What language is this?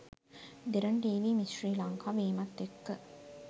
Sinhala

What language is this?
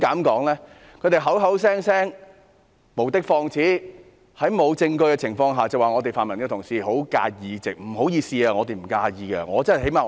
Cantonese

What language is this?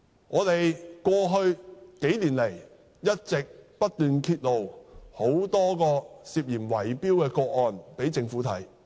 Cantonese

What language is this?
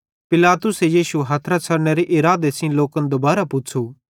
Bhadrawahi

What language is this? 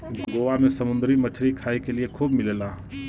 Bhojpuri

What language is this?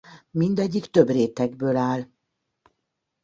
Hungarian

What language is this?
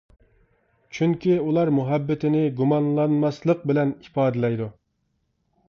Uyghur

